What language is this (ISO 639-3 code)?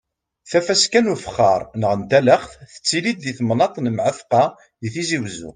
kab